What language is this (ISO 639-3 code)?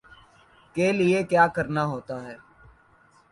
urd